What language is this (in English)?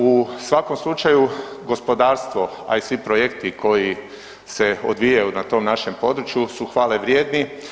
Croatian